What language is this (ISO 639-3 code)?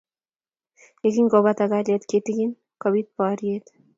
kln